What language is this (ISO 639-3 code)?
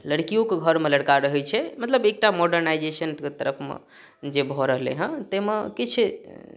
mai